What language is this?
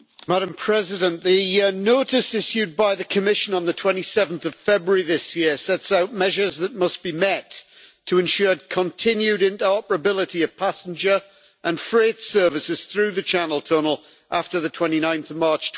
English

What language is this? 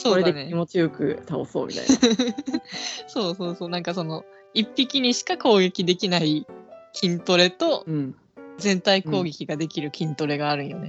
Japanese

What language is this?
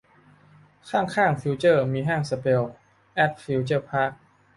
Thai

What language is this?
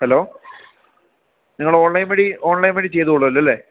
Malayalam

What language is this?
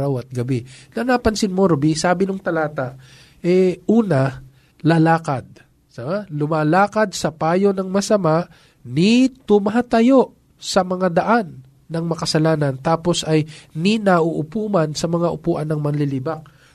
Filipino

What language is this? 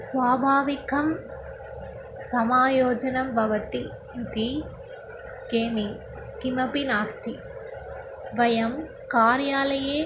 Sanskrit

